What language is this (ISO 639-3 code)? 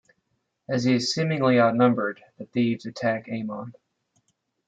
eng